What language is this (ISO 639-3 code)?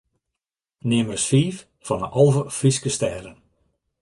fry